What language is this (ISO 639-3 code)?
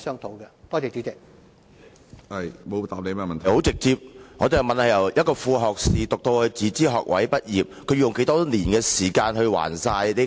yue